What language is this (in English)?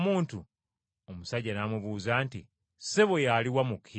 Ganda